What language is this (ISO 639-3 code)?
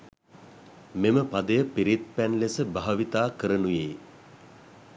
sin